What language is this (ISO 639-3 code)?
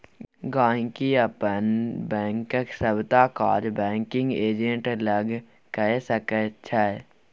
mai